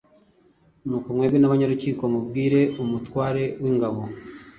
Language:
Kinyarwanda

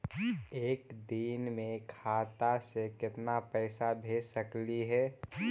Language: Magahi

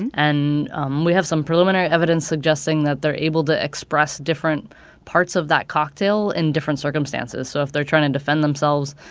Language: English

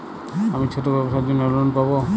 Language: Bangla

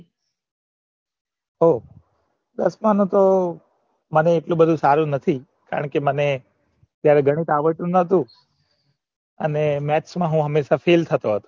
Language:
Gujarati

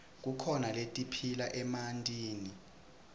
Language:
Swati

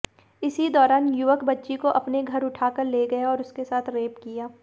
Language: Hindi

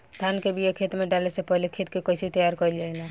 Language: Bhojpuri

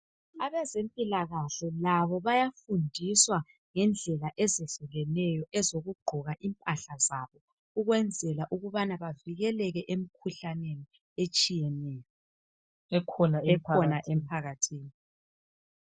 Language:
North Ndebele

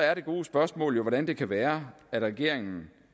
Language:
Danish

